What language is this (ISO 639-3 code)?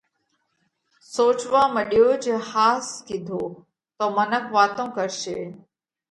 kvx